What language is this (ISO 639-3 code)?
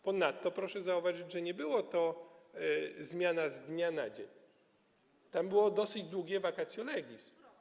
pol